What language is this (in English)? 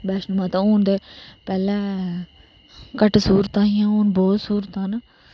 Dogri